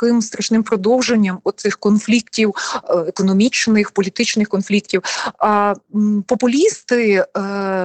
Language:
Ukrainian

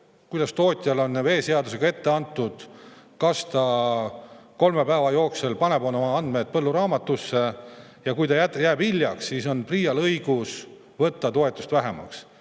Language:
Estonian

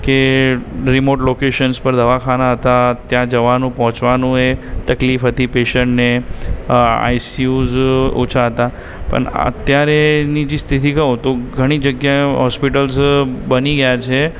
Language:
Gujarati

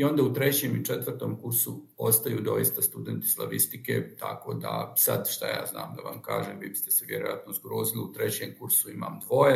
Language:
Croatian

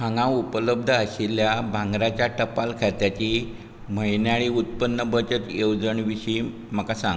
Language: Konkani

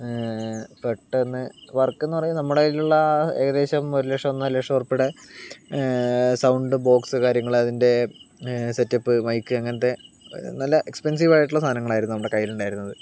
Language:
Malayalam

